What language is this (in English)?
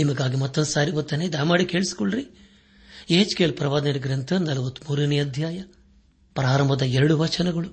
Kannada